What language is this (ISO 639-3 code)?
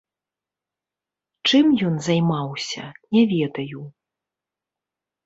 bel